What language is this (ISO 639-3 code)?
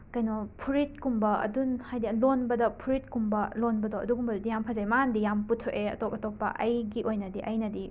mni